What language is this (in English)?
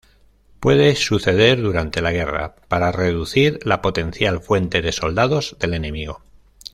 Spanish